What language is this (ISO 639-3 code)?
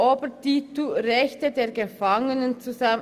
gsw